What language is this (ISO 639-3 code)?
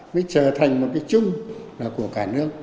vie